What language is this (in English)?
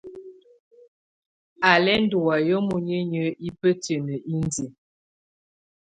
Tunen